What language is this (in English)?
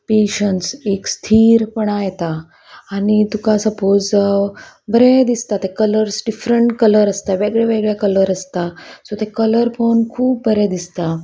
Konkani